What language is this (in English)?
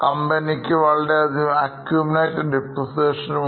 Malayalam